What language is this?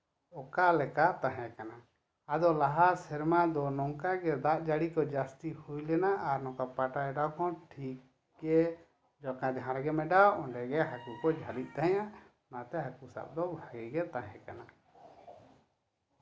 Santali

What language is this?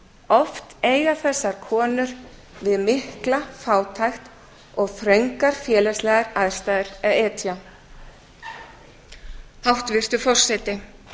Icelandic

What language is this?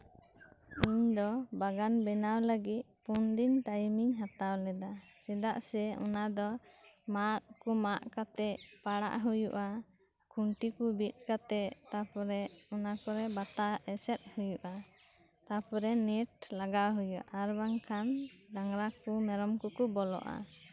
Santali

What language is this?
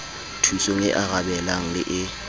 Southern Sotho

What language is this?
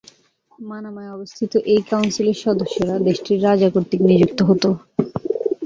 Bangla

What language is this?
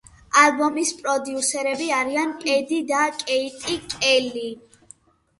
Georgian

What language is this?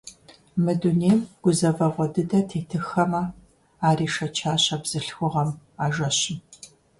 Kabardian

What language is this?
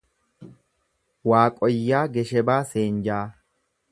Oromo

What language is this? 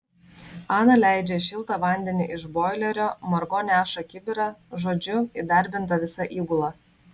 Lithuanian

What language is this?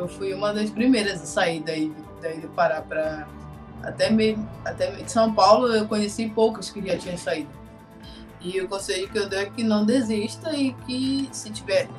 Portuguese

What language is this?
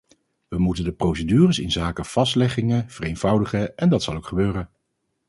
Dutch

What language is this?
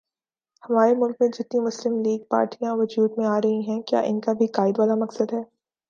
Urdu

